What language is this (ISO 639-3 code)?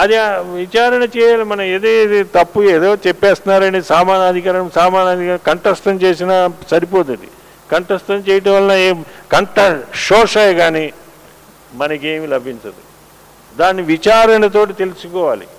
tel